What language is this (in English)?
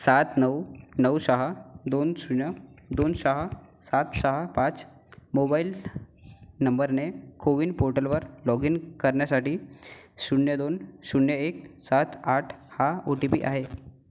Marathi